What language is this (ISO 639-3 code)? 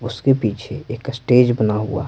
hin